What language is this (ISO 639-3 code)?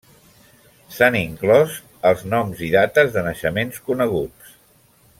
cat